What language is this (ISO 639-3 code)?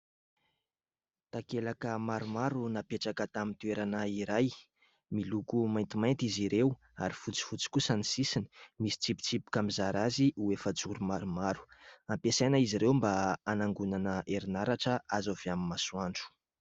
mlg